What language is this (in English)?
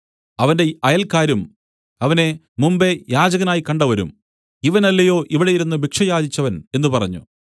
Malayalam